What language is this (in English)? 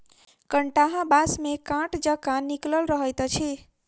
Maithili